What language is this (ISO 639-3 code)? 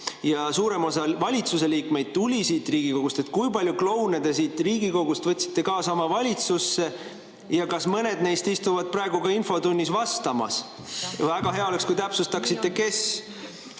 est